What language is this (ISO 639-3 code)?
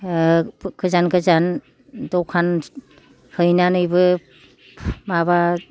brx